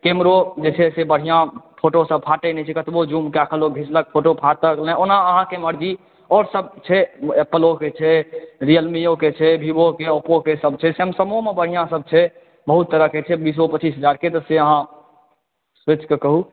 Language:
Maithili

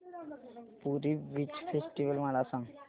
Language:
Marathi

